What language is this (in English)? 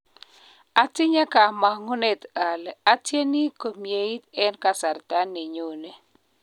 Kalenjin